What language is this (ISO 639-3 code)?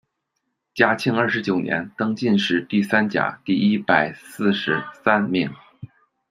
zho